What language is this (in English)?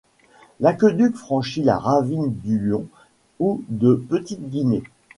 French